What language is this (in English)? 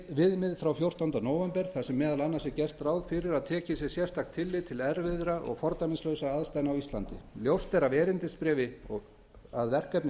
Icelandic